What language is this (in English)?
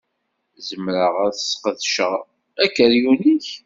Kabyle